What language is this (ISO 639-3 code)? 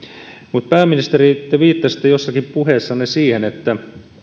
fin